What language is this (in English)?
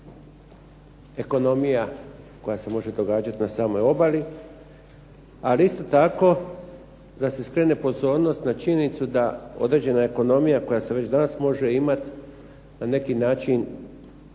Croatian